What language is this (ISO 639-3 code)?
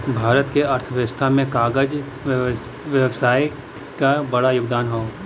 bho